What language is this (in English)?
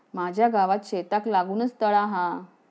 Marathi